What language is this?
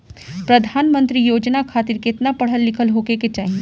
Bhojpuri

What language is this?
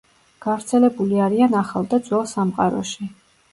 Georgian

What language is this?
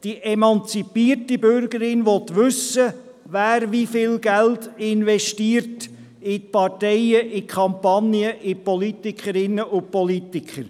Swiss German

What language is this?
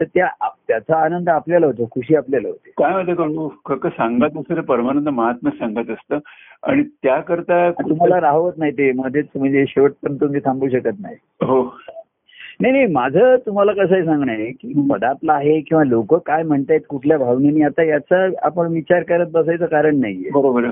Marathi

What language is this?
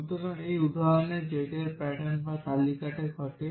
Bangla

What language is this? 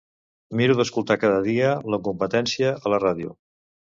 Catalan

